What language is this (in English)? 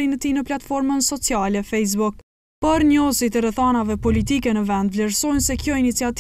Lithuanian